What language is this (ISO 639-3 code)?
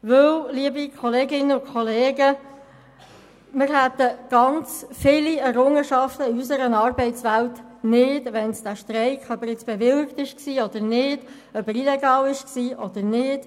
gsw